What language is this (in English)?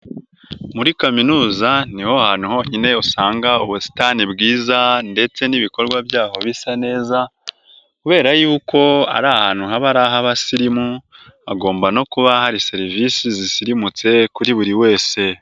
Kinyarwanda